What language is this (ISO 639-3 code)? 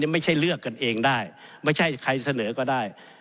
tha